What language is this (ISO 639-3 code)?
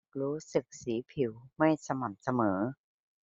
tha